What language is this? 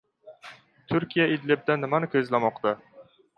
Uzbek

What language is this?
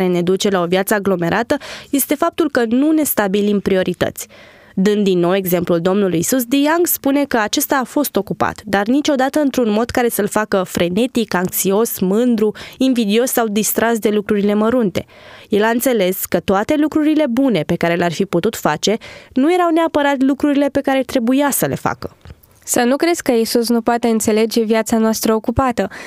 Romanian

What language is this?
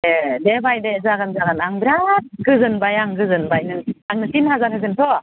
Bodo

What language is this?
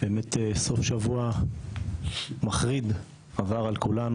Hebrew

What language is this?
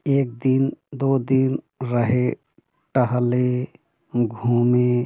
Hindi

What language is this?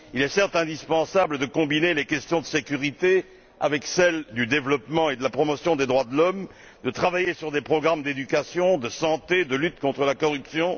French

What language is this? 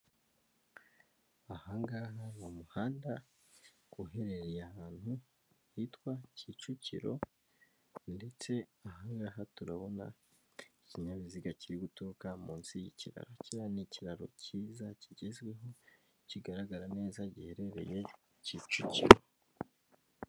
Kinyarwanda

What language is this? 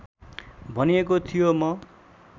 Nepali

